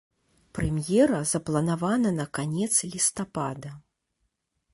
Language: Belarusian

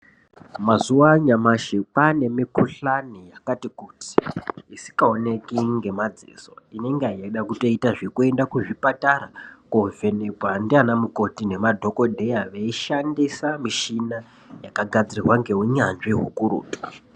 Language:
Ndau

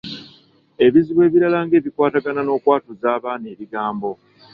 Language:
Ganda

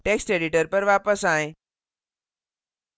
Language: Hindi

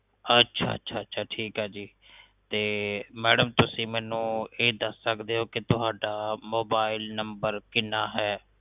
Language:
Punjabi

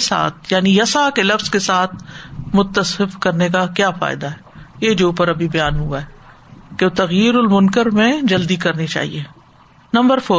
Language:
Urdu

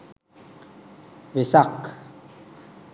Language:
Sinhala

